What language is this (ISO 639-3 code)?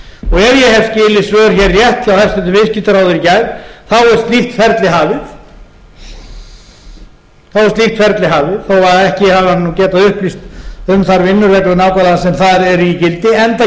isl